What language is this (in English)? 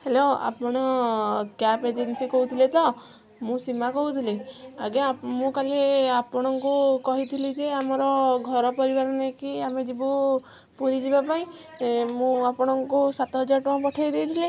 Odia